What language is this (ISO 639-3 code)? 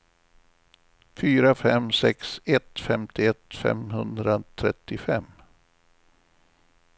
swe